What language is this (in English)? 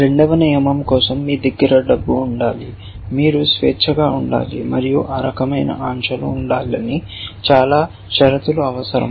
Telugu